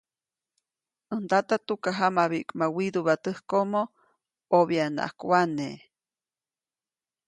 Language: Copainalá Zoque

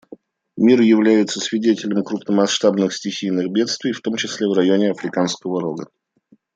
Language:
Russian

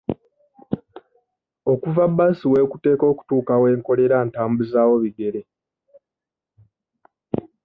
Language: Ganda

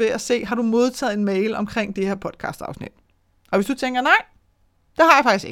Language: Danish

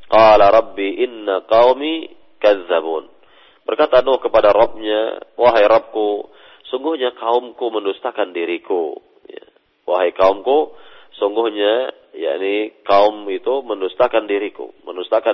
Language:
Malay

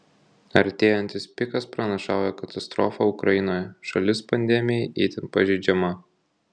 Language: Lithuanian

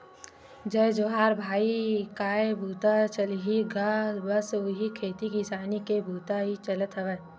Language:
Chhattisgarhi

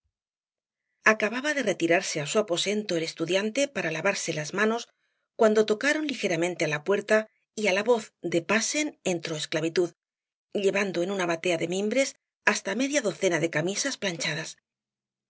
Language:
Spanish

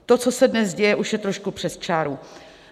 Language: Czech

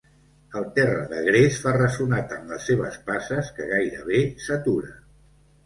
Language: Catalan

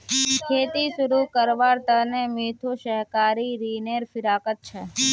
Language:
Magahi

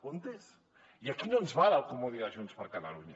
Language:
Catalan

